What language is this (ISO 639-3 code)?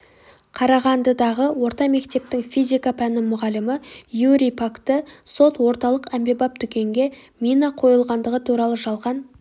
kaz